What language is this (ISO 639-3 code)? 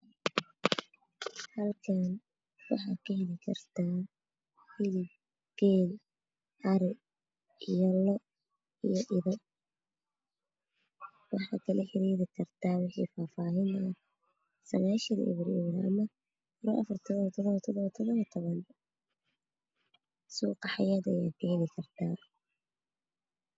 som